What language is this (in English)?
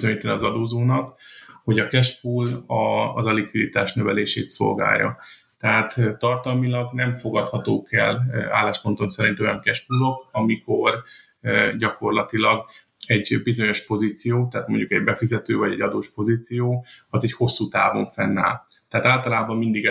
Hungarian